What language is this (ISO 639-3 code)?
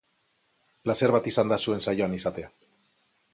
eus